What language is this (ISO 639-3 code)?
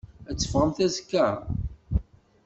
kab